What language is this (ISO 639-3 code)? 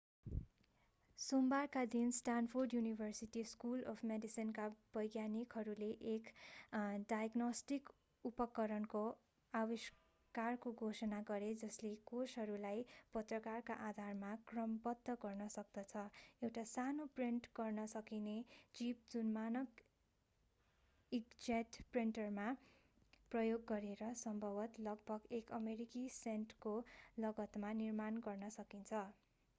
nep